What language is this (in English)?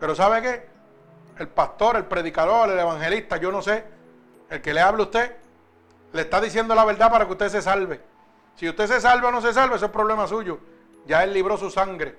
Spanish